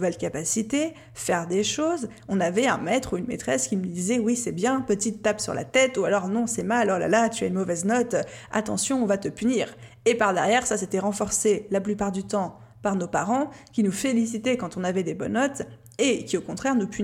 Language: French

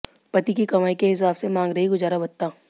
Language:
Hindi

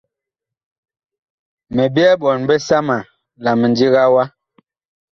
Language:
Bakoko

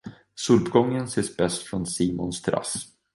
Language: Swedish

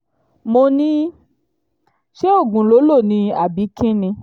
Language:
Yoruba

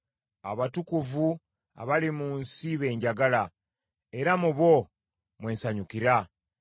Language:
Ganda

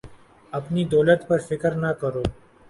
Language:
Urdu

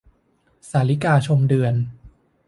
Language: Thai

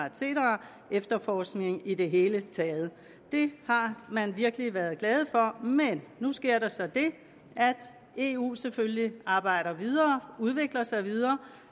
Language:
Danish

